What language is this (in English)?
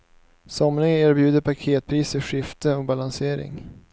Swedish